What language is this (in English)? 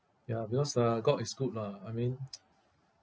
English